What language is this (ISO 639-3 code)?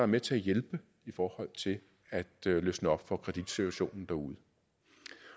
dan